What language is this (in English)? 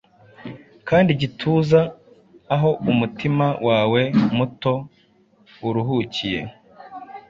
Kinyarwanda